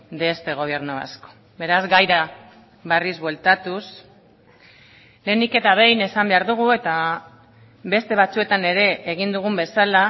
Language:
Basque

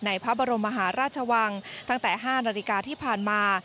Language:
Thai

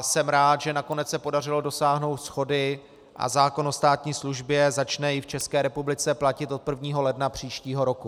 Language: Czech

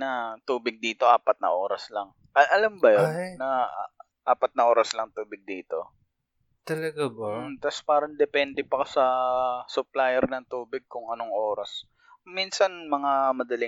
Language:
Filipino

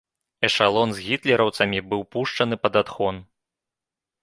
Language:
Belarusian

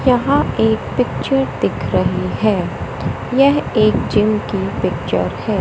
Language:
Hindi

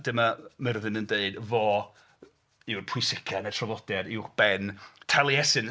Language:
Welsh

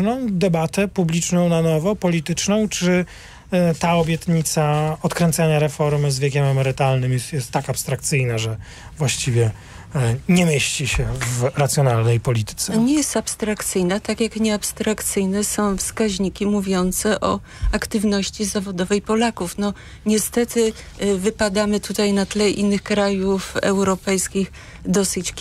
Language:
Polish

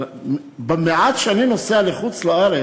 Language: Hebrew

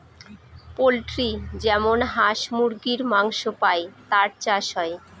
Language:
Bangla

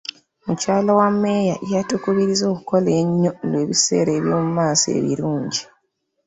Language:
Ganda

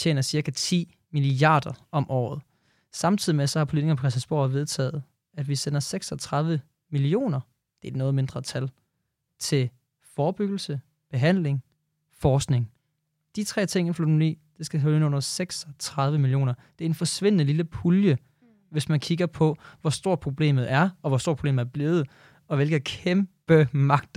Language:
Danish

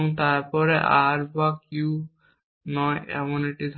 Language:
Bangla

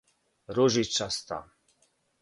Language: Serbian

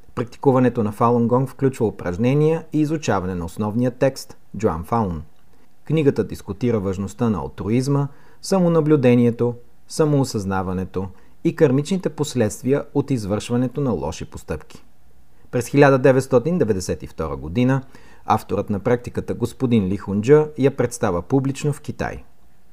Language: Bulgarian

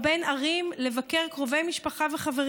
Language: Hebrew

